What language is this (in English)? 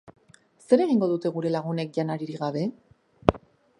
Basque